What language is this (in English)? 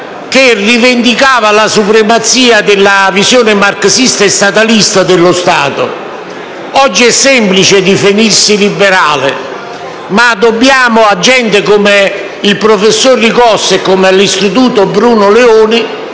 Italian